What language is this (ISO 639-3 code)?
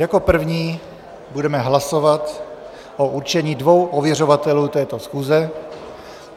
ces